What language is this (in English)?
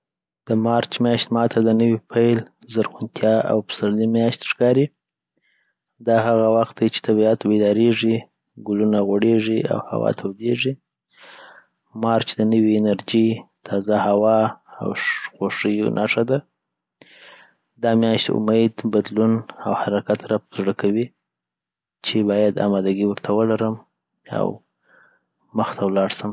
Southern Pashto